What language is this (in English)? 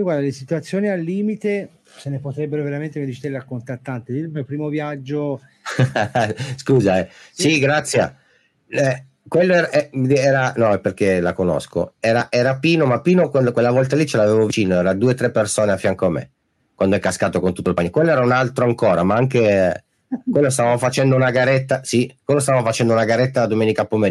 Italian